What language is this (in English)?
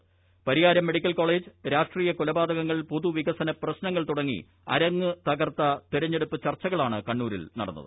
Malayalam